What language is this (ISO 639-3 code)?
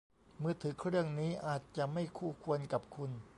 tha